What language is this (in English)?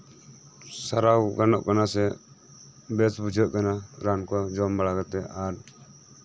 Santali